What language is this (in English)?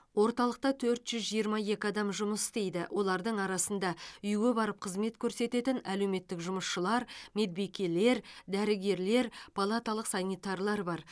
Kazakh